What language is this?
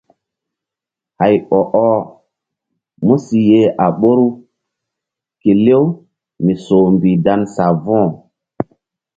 Mbum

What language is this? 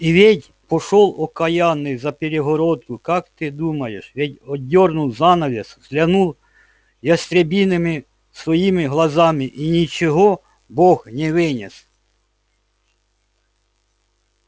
Russian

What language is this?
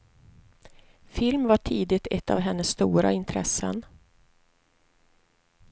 Swedish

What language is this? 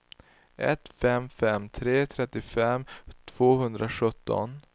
Swedish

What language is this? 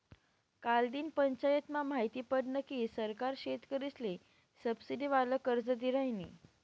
Marathi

